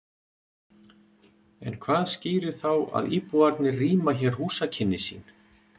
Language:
Icelandic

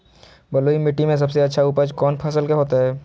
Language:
Magahi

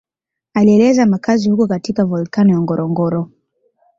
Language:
Swahili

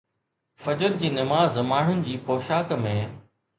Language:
Sindhi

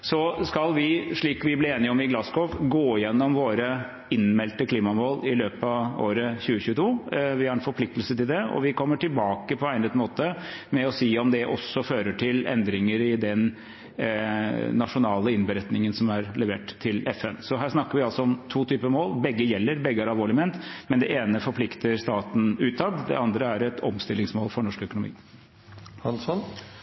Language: Norwegian Bokmål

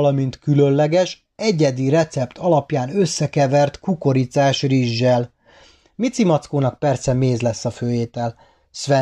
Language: Hungarian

